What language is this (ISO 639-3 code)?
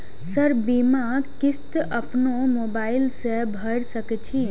mai